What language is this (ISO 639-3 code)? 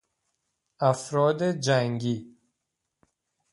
fas